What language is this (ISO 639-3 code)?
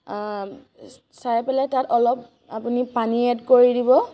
asm